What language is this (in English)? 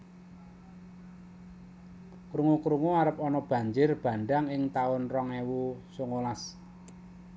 Javanese